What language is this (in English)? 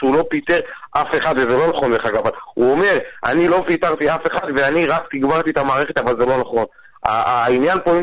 Hebrew